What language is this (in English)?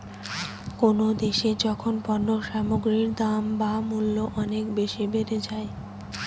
Bangla